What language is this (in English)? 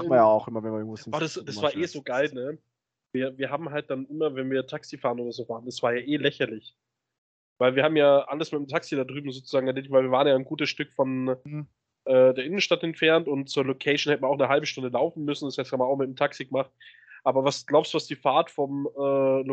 German